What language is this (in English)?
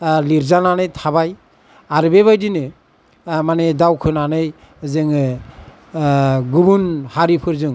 Bodo